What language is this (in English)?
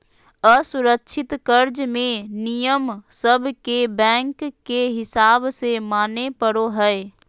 Magahi